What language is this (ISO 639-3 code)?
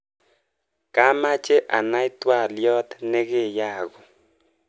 kln